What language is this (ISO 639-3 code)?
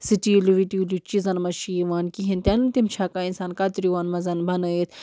kas